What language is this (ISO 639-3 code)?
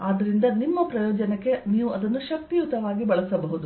kan